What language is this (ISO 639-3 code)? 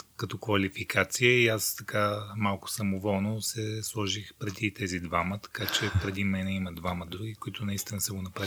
bul